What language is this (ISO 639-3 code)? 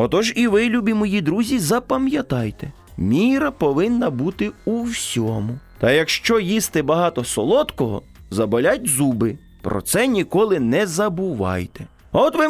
ukr